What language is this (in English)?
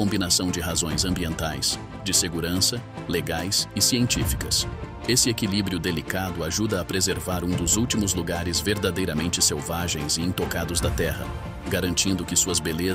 Portuguese